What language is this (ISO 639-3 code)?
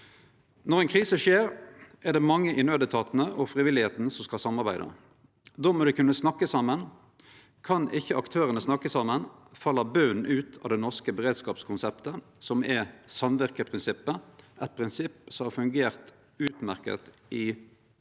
nor